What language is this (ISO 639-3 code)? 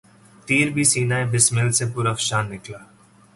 urd